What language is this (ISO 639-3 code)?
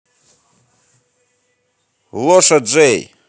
rus